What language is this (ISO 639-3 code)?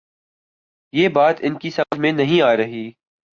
urd